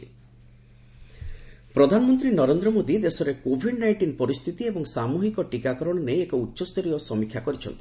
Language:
Odia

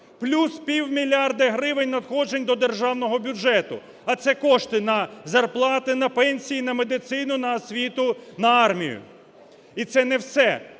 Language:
Ukrainian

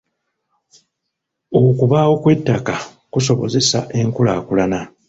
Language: Ganda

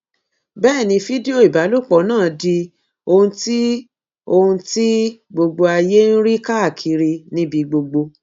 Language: Yoruba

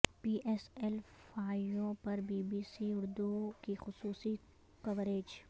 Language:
Urdu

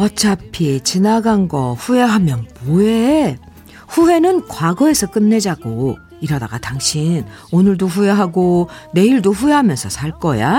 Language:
Korean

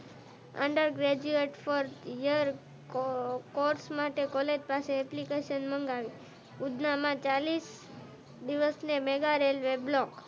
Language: Gujarati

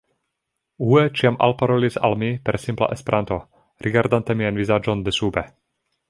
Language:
Esperanto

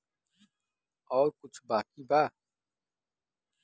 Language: Bhojpuri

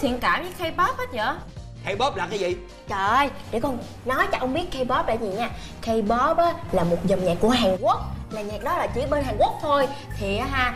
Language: Vietnamese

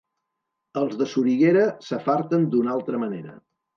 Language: Catalan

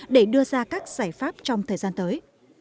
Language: Vietnamese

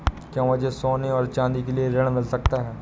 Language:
Hindi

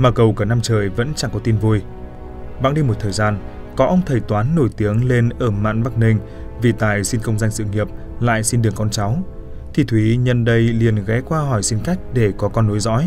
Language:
Vietnamese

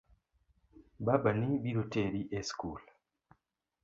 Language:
Luo (Kenya and Tanzania)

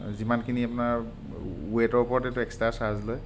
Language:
Assamese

